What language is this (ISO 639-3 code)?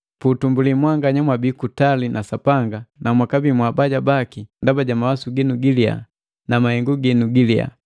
mgv